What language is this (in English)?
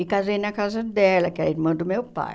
Portuguese